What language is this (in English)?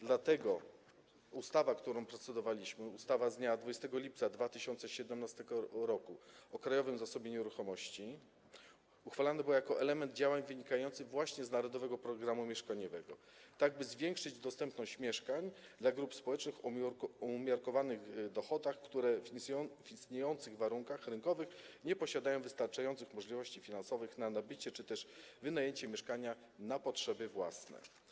Polish